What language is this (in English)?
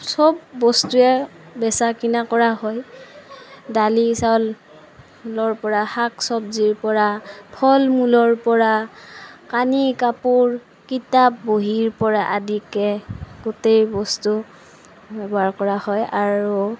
Assamese